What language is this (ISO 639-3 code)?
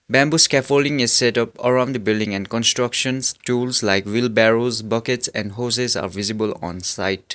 eng